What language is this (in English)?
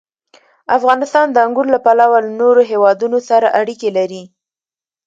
Pashto